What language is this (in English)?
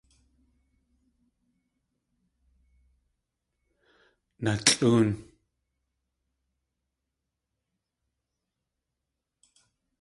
Tlingit